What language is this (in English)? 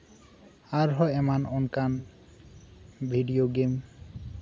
Santali